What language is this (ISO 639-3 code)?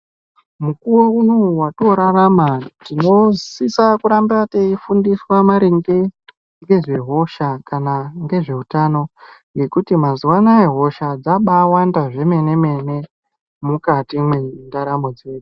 ndc